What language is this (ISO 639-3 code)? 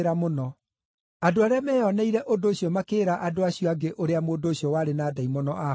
kik